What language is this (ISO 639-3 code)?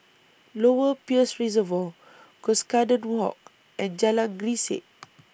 eng